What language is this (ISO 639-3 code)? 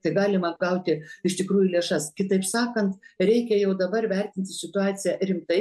lit